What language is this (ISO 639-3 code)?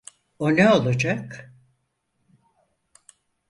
tur